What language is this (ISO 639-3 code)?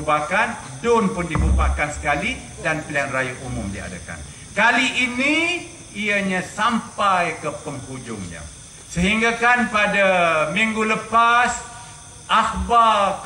msa